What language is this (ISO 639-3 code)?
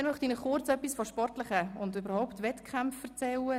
gsw